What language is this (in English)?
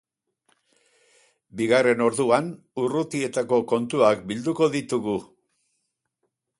Basque